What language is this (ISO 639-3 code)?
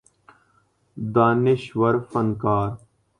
urd